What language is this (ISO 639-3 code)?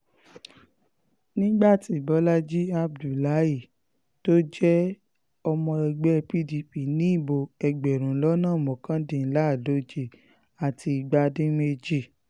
yor